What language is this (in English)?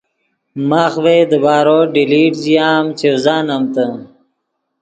Yidgha